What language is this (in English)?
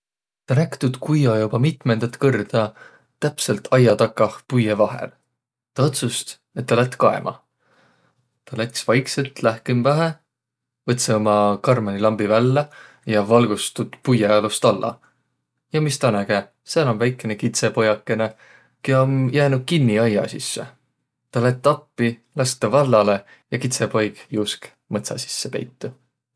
Võro